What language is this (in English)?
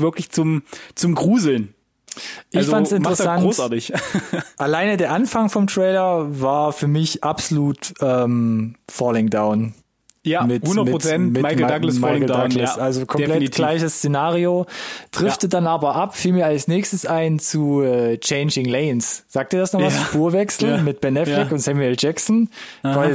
German